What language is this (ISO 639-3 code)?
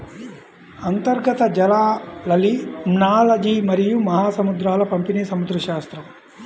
tel